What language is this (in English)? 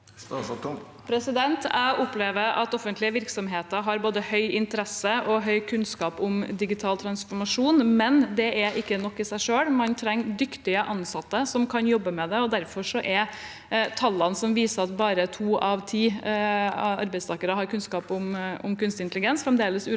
Norwegian